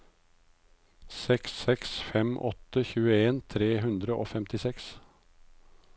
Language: Norwegian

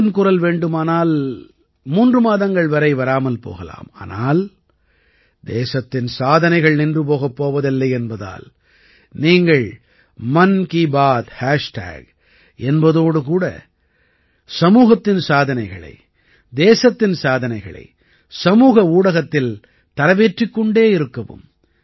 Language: Tamil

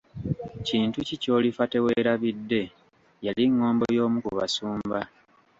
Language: Ganda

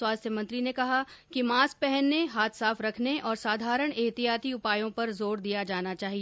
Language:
Hindi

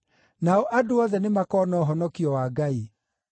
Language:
Kikuyu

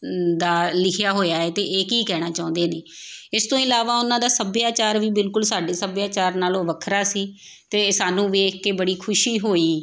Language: Punjabi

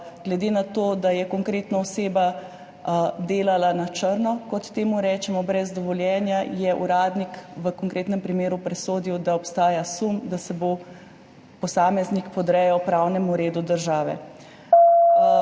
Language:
Slovenian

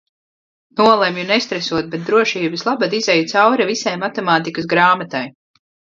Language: Latvian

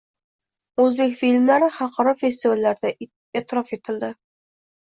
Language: Uzbek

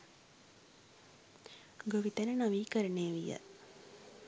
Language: Sinhala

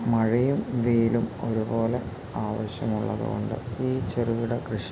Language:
Malayalam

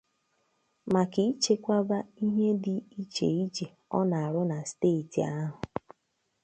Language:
Igbo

